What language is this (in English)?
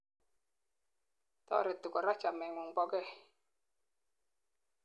Kalenjin